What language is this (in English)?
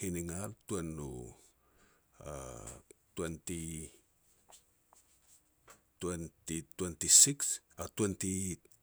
Petats